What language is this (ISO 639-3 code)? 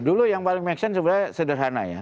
ind